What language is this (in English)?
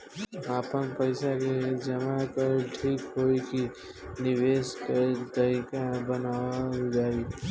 Bhojpuri